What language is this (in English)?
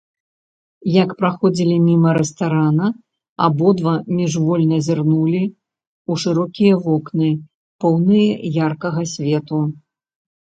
Belarusian